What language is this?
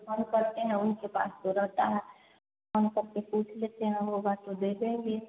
Hindi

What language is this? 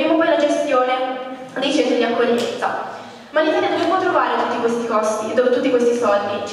Italian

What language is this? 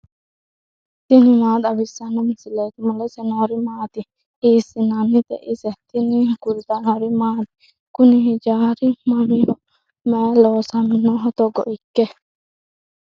Sidamo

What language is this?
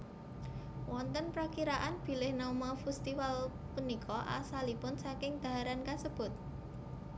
Javanese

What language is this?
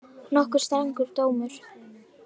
Icelandic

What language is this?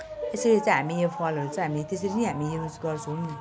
Nepali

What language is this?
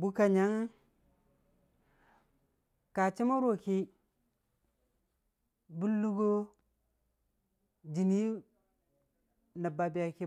Dijim-Bwilim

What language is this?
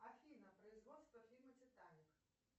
Russian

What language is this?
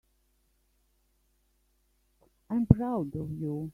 English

